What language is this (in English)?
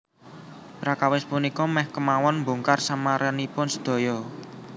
Javanese